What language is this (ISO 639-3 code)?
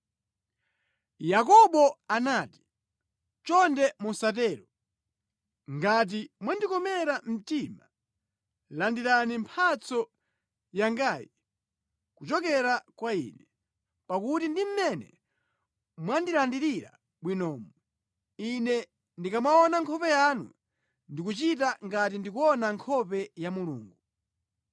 nya